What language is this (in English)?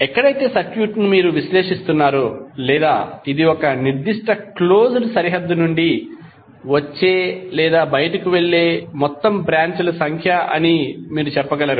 Telugu